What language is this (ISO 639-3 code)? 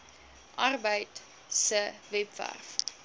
afr